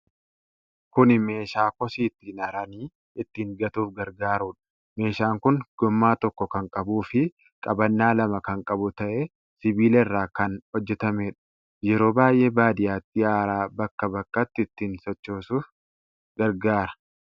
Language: Oromo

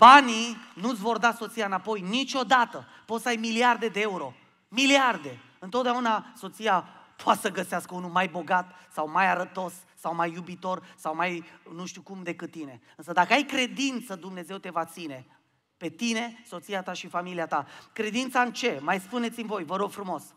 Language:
Romanian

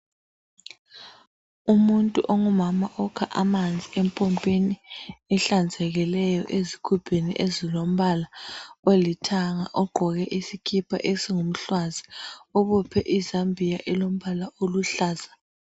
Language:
North Ndebele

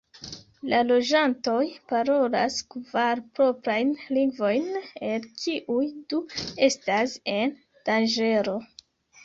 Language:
Esperanto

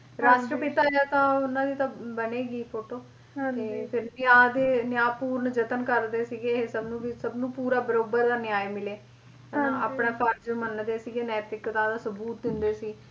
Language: Punjabi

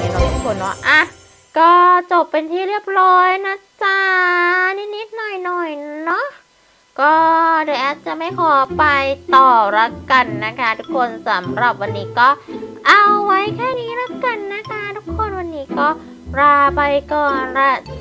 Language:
Thai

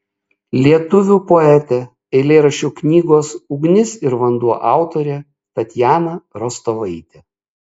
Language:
Lithuanian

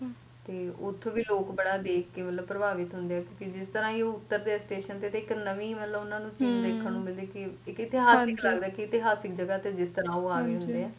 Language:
Punjabi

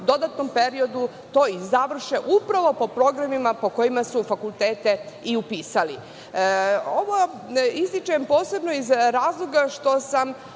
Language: Serbian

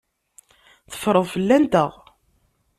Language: Kabyle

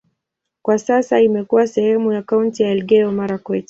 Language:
Swahili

